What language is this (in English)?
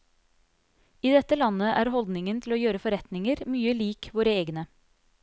Norwegian